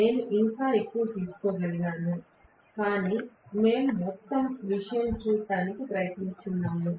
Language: Telugu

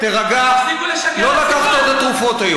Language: Hebrew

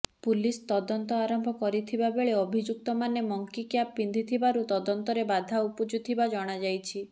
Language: Odia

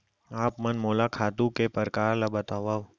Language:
Chhattisgarhi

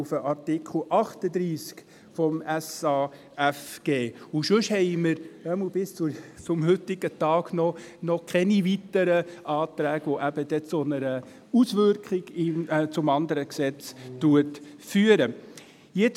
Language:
Swiss German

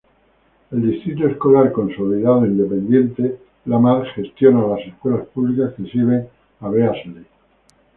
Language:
Spanish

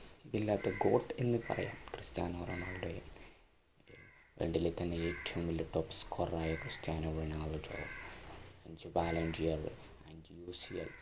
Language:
Malayalam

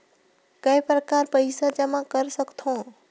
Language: Chhattisgarhi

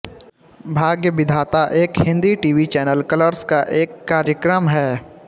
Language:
Hindi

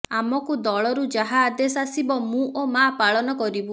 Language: Odia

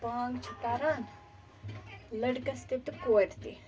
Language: Kashmiri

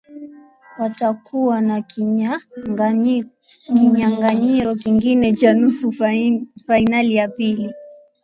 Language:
Swahili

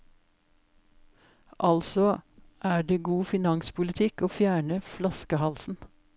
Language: Norwegian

